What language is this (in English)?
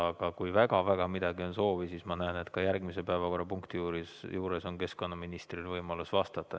Estonian